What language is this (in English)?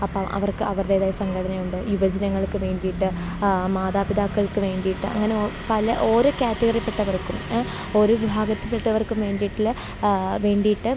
Malayalam